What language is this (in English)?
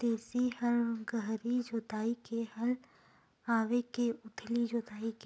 Chhattisgarhi